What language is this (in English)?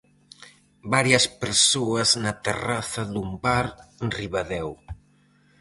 Galician